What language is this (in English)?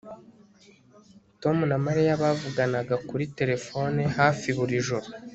Kinyarwanda